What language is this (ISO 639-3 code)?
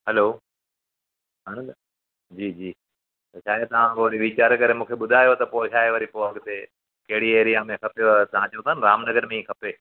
snd